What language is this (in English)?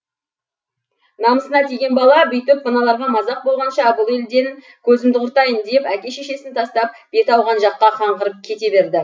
Kazakh